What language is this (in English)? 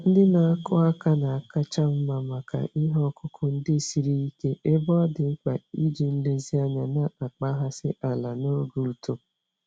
Igbo